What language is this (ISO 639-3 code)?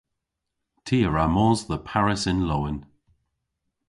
cor